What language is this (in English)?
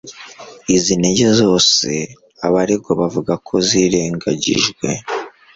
Kinyarwanda